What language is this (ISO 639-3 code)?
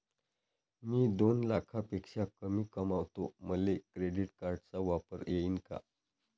mar